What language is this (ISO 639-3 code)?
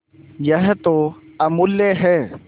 hin